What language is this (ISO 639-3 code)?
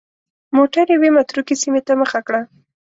pus